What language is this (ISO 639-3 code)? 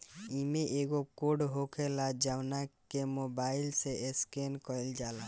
bho